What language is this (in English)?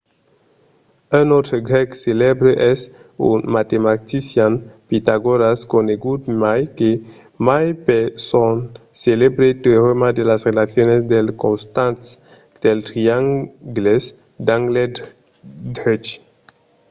Occitan